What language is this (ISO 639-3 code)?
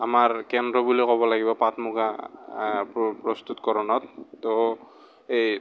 asm